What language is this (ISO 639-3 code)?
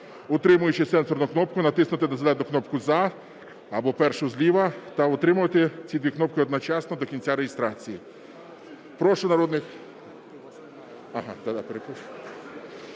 ukr